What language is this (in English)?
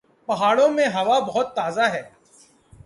Urdu